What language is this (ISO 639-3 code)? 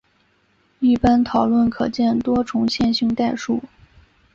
zho